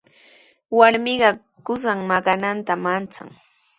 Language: Sihuas Ancash Quechua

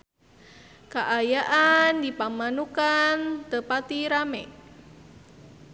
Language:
Sundanese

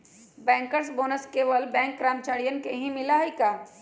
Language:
Magahi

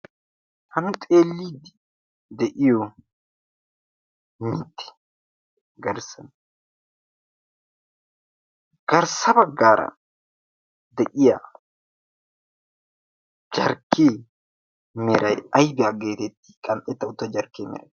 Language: Wolaytta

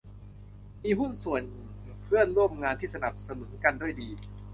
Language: Thai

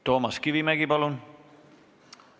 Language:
Estonian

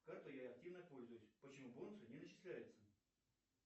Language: Russian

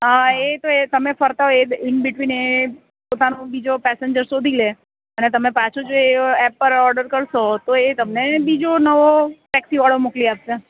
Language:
Gujarati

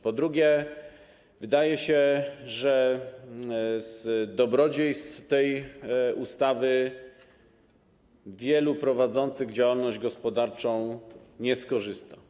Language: Polish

